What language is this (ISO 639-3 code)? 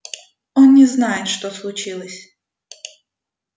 rus